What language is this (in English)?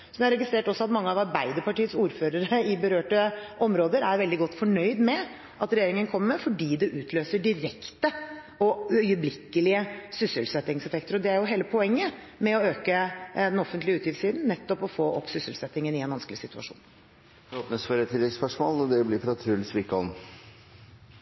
Norwegian Bokmål